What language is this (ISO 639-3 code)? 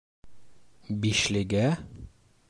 bak